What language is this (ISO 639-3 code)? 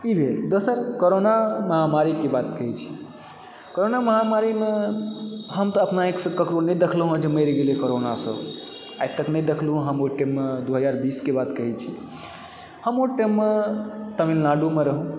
mai